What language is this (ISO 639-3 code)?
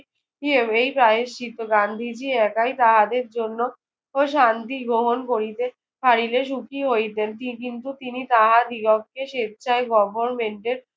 ben